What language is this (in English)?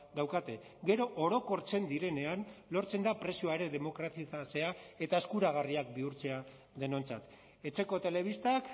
Basque